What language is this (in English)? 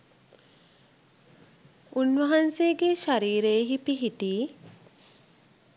Sinhala